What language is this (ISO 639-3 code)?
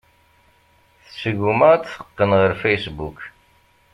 kab